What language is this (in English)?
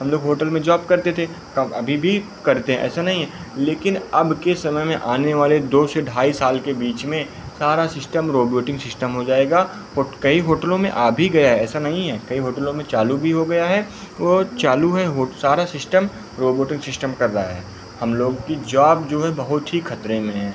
Hindi